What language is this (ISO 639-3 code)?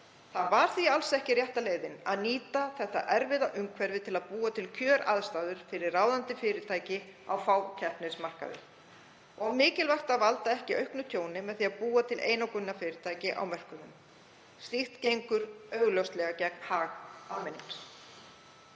isl